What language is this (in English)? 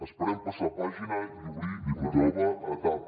Catalan